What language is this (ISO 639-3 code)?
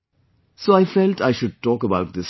eng